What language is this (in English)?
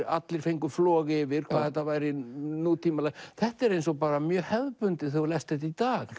Icelandic